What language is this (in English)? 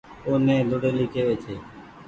Goaria